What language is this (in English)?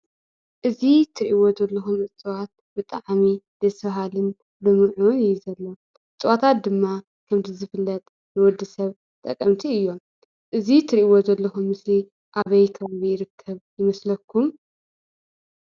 Tigrinya